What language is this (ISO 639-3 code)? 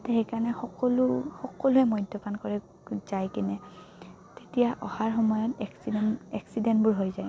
asm